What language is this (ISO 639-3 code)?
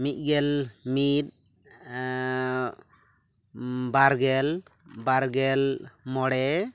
sat